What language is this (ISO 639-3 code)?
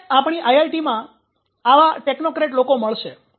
guj